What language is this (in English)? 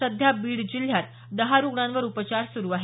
Marathi